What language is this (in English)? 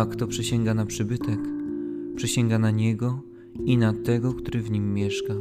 Polish